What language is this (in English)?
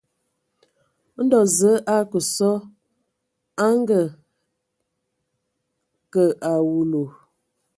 Ewondo